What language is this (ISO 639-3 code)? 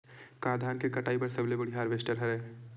hne